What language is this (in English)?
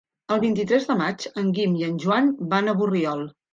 Catalan